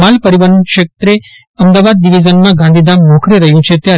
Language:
Gujarati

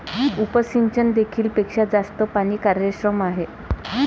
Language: Marathi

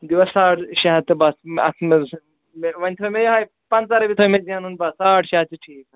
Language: Kashmiri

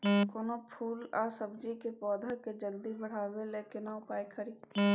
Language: Maithili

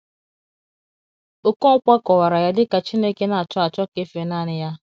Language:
Igbo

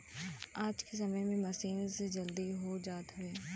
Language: Bhojpuri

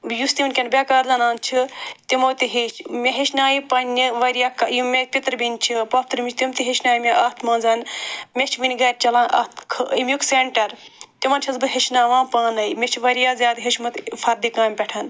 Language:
Kashmiri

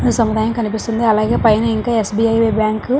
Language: Telugu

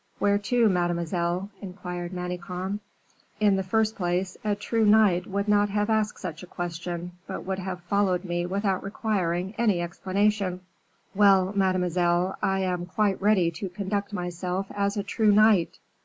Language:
English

